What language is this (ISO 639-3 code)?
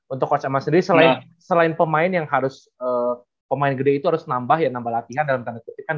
ind